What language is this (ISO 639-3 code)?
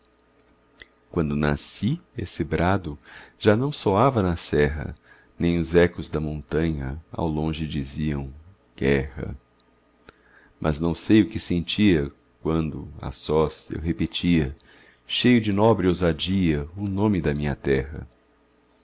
por